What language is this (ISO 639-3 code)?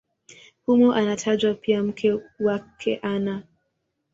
swa